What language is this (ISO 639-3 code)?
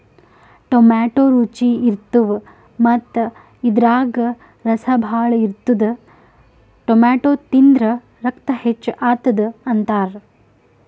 kan